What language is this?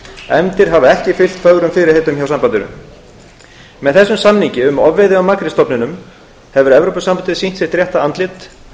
Icelandic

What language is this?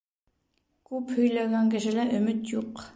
Bashkir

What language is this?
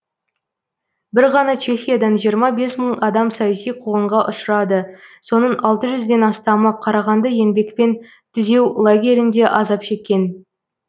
Kazakh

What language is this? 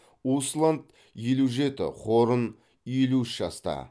Kazakh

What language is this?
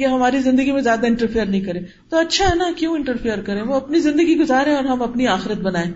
Urdu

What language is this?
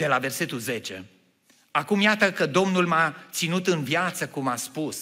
Romanian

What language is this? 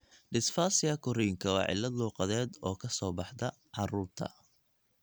Somali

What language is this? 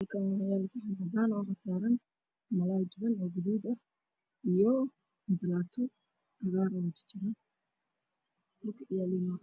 Somali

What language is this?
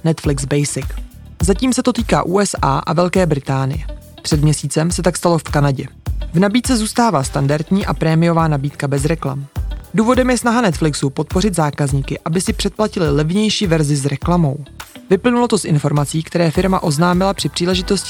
Czech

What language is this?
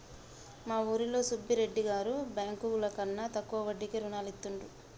Telugu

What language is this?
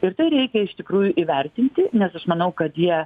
Lithuanian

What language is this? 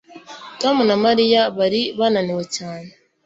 Kinyarwanda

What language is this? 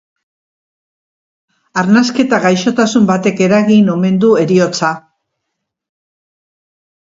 Basque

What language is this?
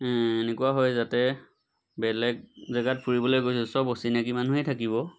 Assamese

